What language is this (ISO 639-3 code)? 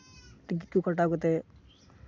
sat